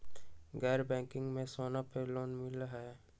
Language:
Magahi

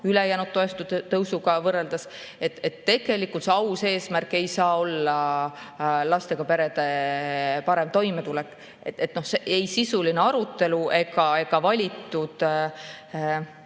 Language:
Estonian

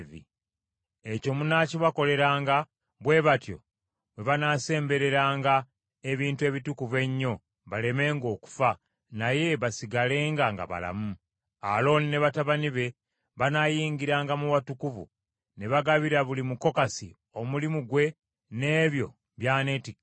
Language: Ganda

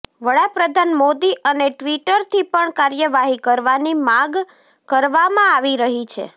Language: Gujarati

